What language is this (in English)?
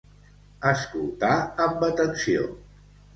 Catalan